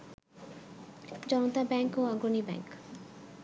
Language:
Bangla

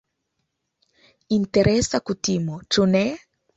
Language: Esperanto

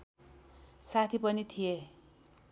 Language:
Nepali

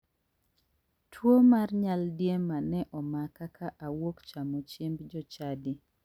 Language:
Luo (Kenya and Tanzania)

